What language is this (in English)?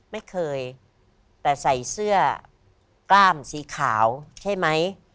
Thai